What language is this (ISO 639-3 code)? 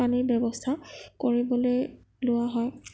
asm